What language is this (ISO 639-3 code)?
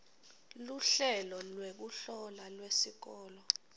ssw